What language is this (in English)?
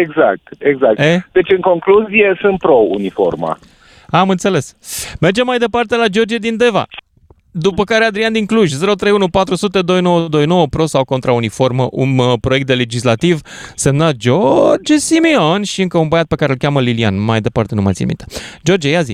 Romanian